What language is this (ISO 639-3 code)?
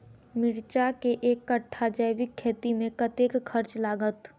mai